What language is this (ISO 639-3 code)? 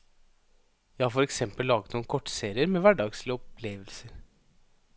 nor